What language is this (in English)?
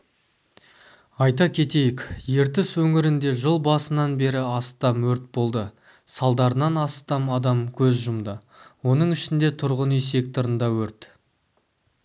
Kazakh